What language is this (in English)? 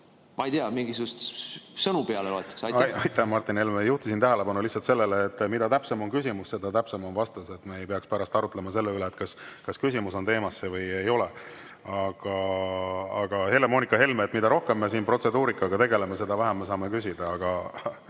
Estonian